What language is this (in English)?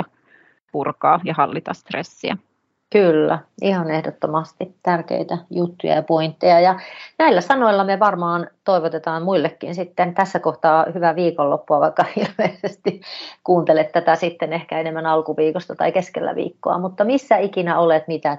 Finnish